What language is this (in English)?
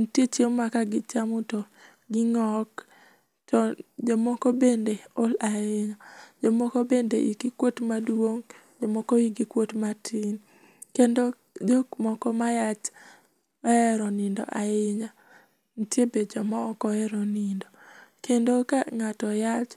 Luo (Kenya and Tanzania)